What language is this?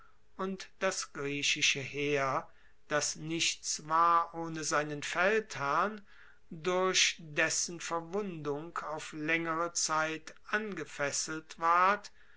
German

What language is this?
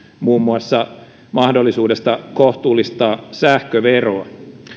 Finnish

